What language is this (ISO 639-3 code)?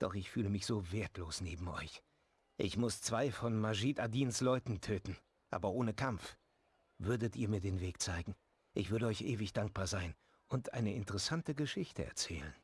deu